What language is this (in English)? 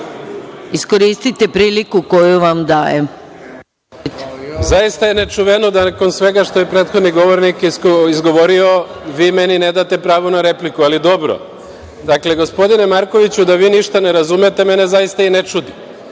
Serbian